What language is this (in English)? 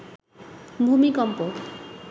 Bangla